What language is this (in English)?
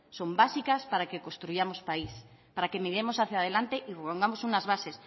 Spanish